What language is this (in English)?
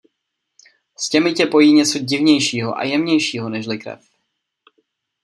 Czech